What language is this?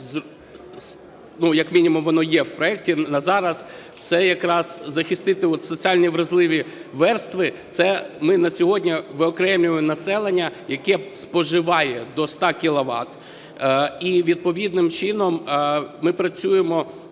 Ukrainian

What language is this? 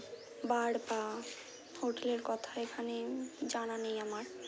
Bangla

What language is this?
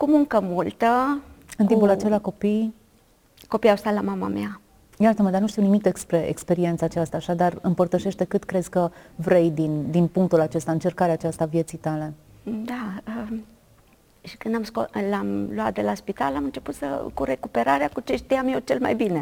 Romanian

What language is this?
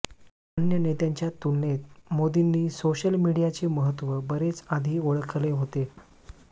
Marathi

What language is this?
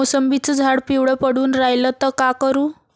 Marathi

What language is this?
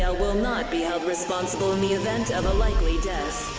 English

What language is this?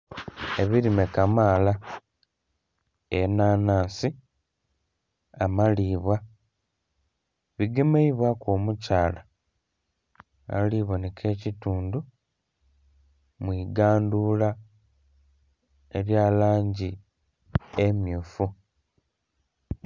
Soga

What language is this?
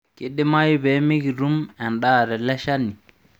Masai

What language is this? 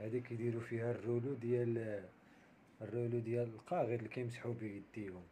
Arabic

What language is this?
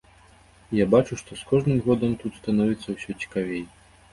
Belarusian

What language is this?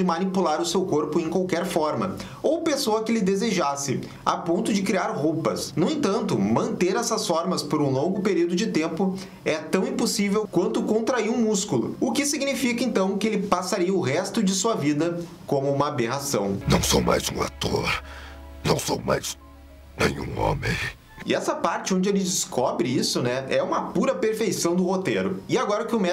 Portuguese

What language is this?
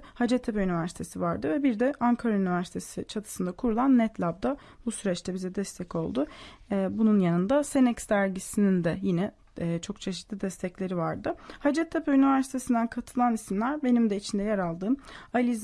Turkish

